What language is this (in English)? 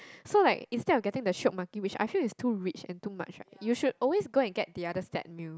English